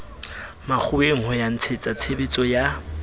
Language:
Southern Sotho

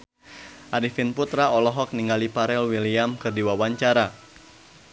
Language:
Sundanese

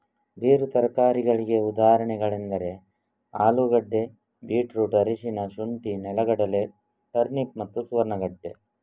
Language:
Kannada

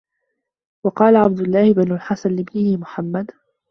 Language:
Arabic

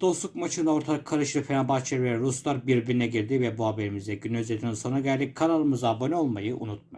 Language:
Turkish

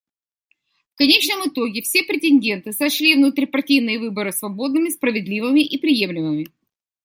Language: Russian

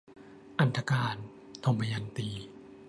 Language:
Thai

